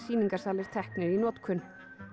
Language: Icelandic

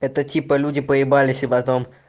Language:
Russian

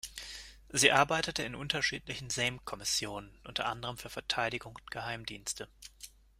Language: German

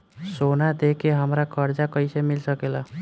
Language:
Bhojpuri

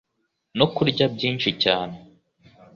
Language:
Kinyarwanda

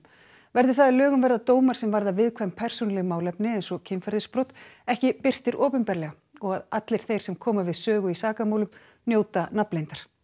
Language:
Icelandic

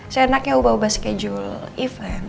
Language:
Indonesian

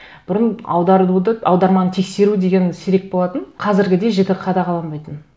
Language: Kazakh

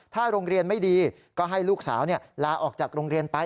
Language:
Thai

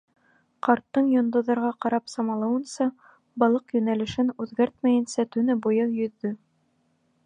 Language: Bashkir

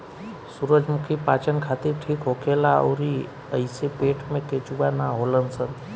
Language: Bhojpuri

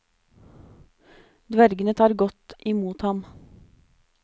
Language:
Norwegian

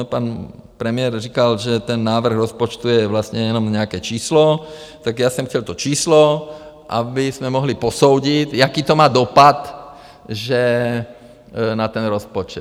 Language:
Czech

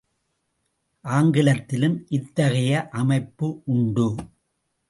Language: Tamil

